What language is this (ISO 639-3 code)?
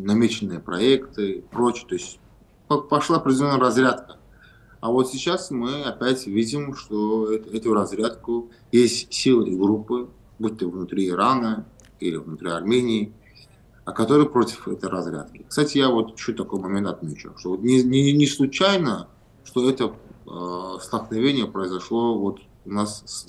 rus